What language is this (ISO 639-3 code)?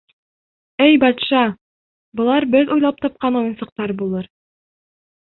bak